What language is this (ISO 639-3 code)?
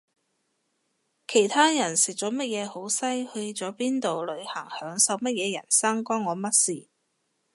yue